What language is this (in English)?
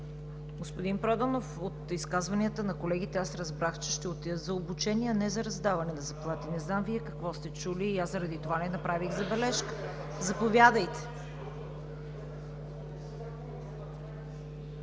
Bulgarian